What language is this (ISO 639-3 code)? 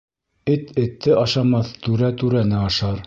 bak